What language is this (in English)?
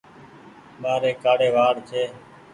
Goaria